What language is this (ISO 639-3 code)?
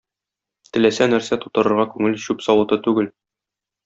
tat